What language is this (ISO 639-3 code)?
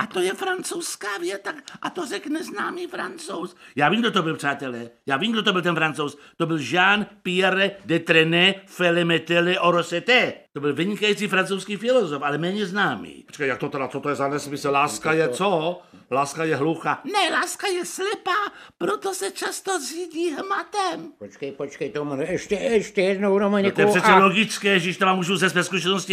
ces